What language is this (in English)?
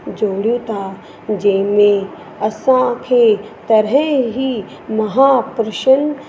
Sindhi